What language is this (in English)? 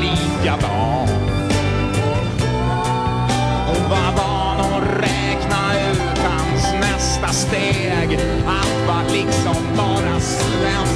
Swedish